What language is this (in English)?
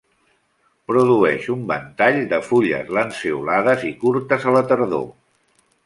Catalan